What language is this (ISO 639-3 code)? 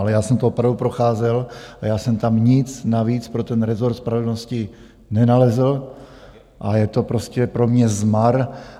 ces